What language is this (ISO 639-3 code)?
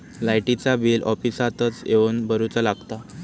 mar